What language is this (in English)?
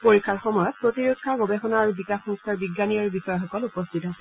Assamese